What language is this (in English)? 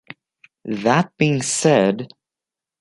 English